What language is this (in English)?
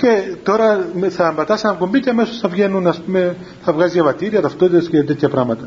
Greek